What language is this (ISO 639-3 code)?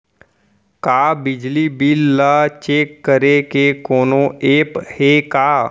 hne